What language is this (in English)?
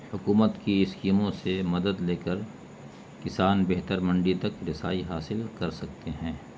Urdu